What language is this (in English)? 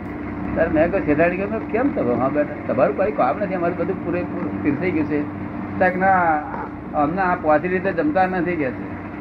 Gujarati